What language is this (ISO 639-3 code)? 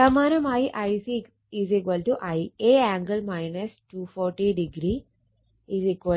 mal